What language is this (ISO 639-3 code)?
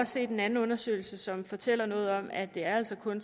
dan